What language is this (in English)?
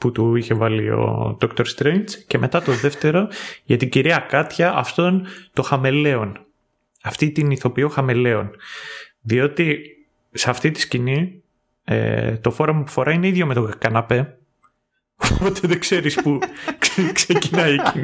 Greek